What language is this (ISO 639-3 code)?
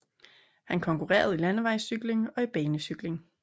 dan